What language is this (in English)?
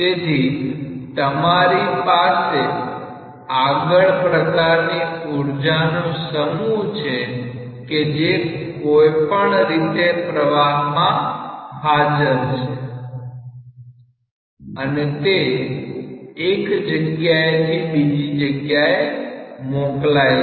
Gujarati